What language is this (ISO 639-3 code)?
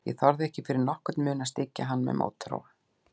isl